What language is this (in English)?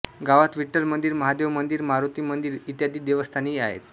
Marathi